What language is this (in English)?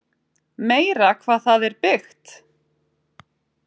Icelandic